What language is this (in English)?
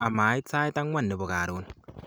Kalenjin